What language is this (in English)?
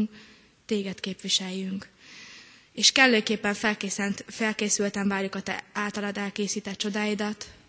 Hungarian